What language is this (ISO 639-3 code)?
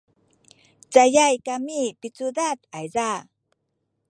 szy